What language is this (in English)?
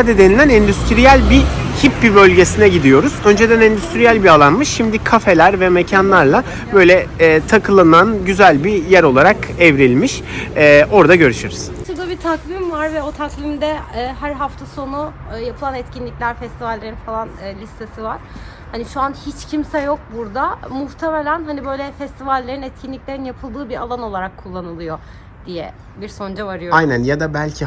Turkish